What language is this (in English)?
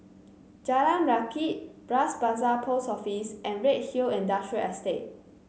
English